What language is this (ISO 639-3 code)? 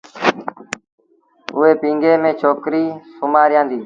sbn